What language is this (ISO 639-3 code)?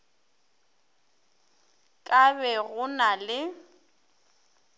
nso